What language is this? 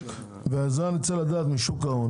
Hebrew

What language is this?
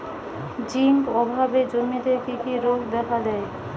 Bangla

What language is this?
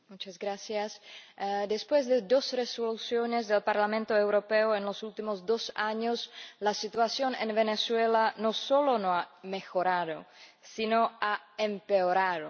Spanish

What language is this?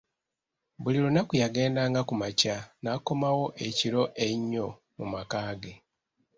Ganda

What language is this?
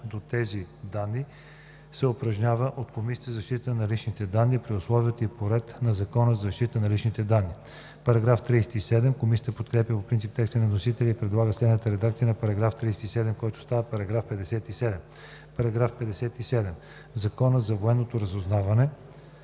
Bulgarian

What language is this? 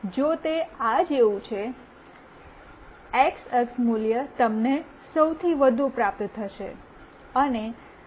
Gujarati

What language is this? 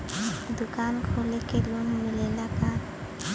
Bhojpuri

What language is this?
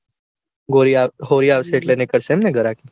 Gujarati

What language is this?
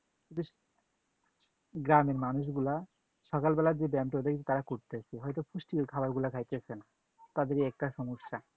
Bangla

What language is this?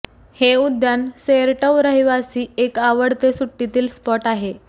Marathi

